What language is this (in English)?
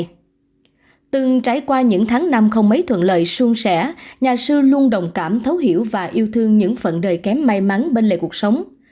Vietnamese